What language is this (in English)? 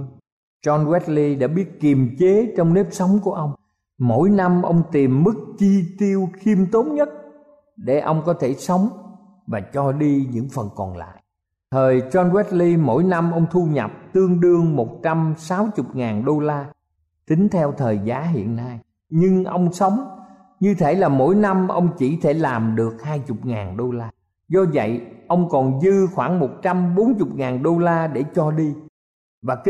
Vietnamese